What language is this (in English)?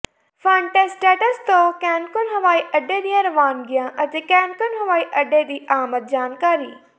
Punjabi